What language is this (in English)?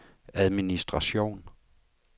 Danish